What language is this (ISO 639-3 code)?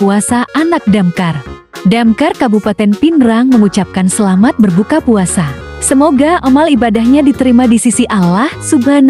ind